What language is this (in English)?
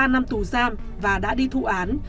Vietnamese